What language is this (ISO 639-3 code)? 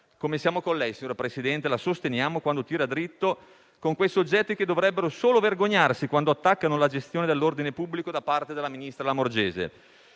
ita